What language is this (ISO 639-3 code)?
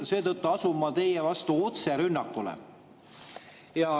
est